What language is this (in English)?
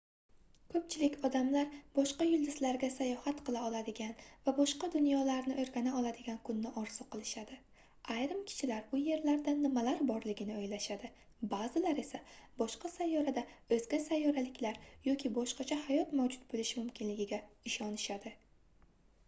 Uzbek